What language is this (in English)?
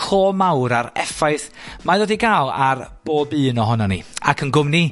Welsh